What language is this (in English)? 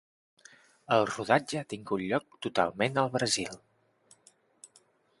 Catalan